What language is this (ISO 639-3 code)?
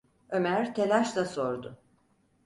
tur